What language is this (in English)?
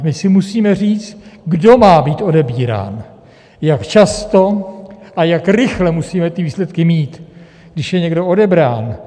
Czech